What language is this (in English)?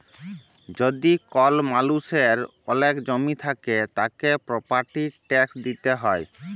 Bangla